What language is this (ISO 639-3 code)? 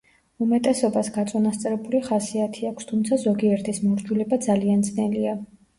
kat